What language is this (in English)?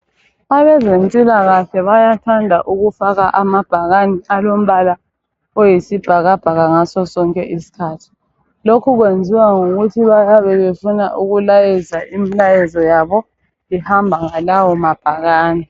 North Ndebele